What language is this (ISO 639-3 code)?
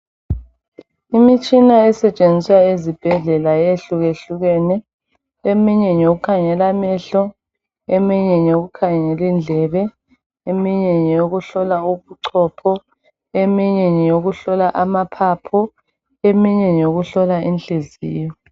nde